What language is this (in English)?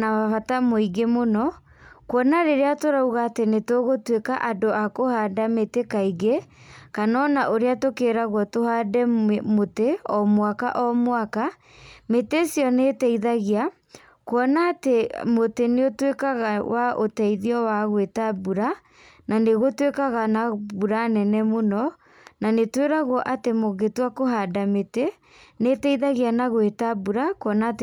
Kikuyu